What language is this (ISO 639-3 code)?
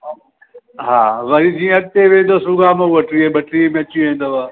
snd